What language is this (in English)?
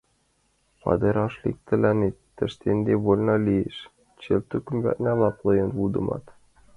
Mari